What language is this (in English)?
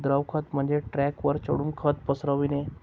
Marathi